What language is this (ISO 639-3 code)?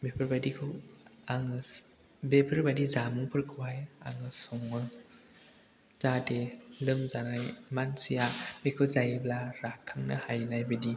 brx